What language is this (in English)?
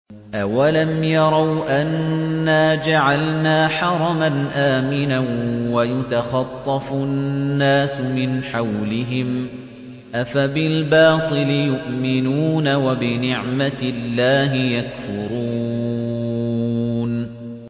Arabic